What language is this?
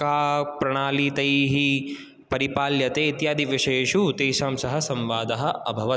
Sanskrit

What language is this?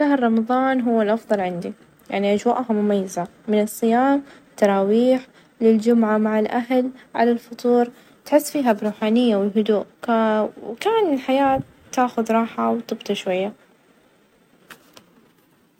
Najdi Arabic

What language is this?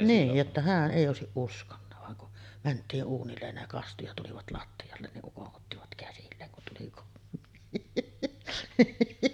Finnish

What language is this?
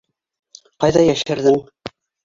Bashkir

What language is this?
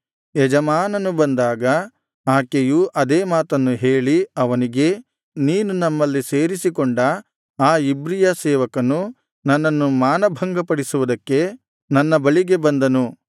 Kannada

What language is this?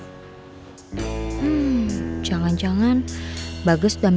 Indonesian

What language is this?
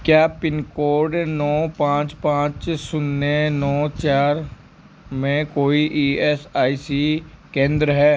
Hindi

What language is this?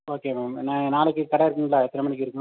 Tamil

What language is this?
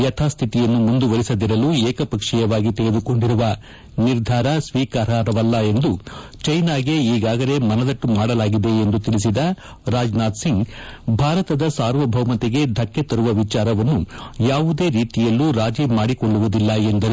Kannada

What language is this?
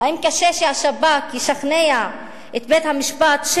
Hebrew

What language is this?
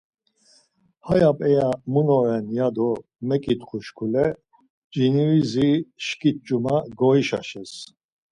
Laz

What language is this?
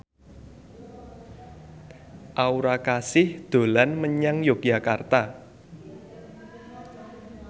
Javanese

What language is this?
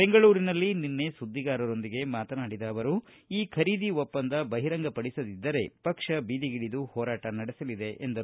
Kannada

